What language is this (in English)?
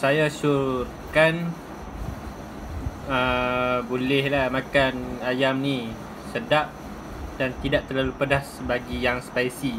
Malay